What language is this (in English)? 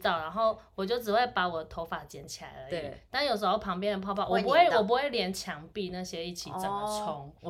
Chinese